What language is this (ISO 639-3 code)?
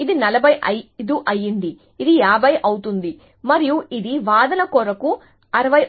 tel